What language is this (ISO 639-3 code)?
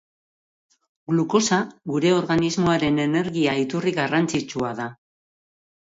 eus